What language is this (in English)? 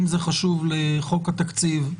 Hebrew